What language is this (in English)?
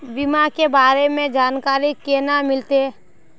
Magahi